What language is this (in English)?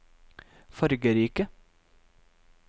Norwegian